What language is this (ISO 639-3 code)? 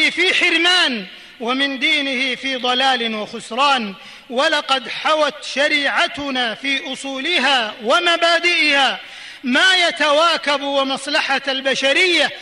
ara